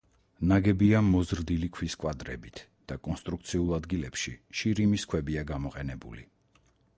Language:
Georgian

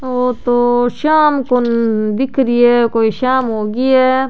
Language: Rajasthani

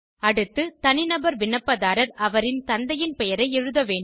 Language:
Tamil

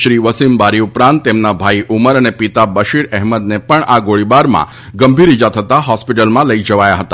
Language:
Gujarati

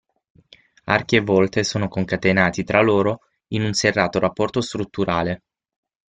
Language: Italian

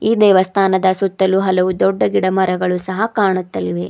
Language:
Kannada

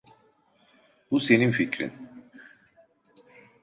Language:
Turkish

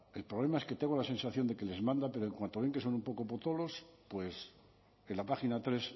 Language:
Spanish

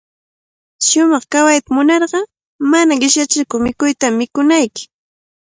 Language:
Cajatambo North Lima Quechua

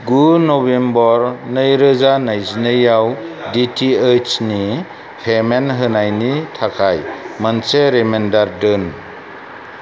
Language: Bodo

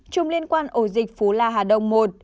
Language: Vietnamese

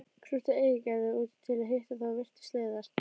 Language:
Icelandic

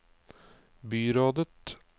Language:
Norwegian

